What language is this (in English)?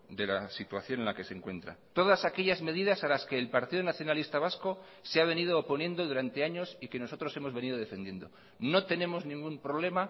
Spanish